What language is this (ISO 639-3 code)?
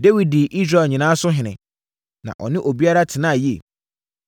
aka